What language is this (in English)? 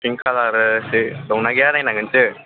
Bodo